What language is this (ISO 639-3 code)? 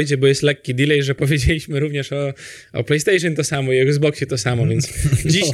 pol